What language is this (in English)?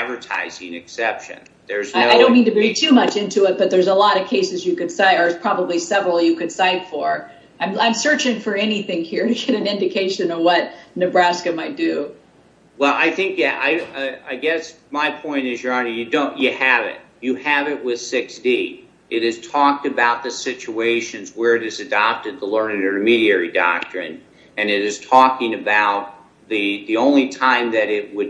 English